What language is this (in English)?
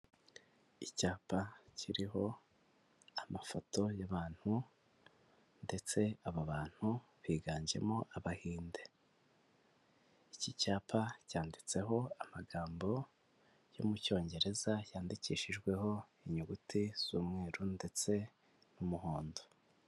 Kinyarwanda